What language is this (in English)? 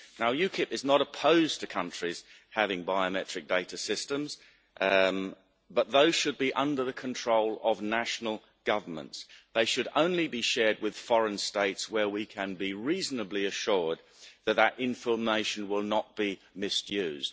English